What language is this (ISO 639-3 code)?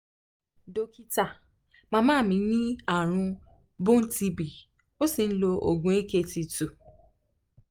yor